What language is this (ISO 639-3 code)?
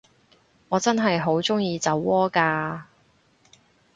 yue